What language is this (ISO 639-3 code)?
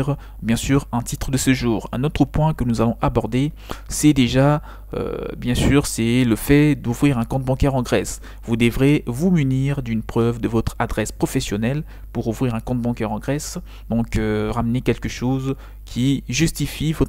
fra